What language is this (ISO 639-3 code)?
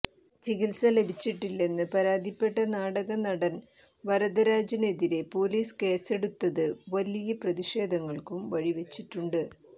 mal